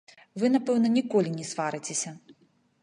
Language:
Belarusian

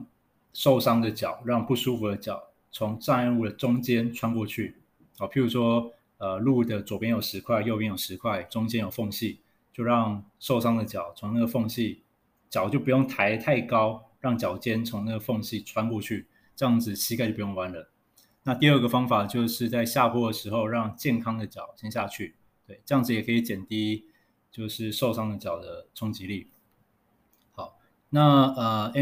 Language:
Chinese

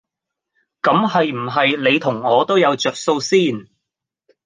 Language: Cantonese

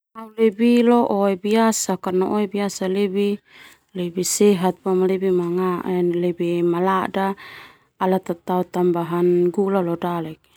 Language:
Termanu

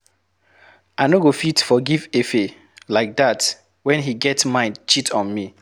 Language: Nigerian Pidgin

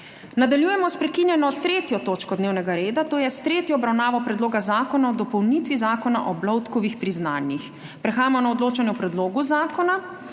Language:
Slovenian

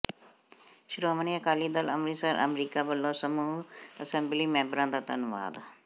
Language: Punjabi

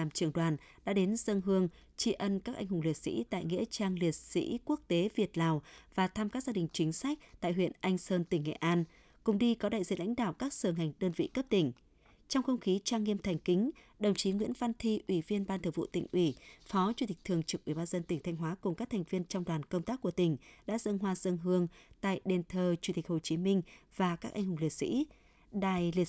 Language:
Vietnamese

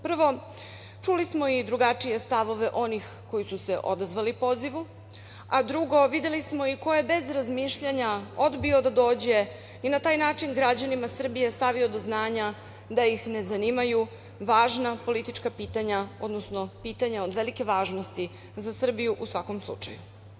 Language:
Serbian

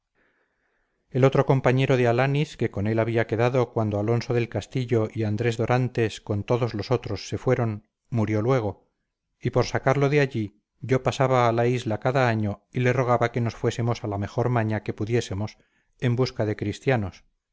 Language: Spanish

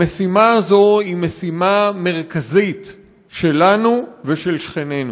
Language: Hebrew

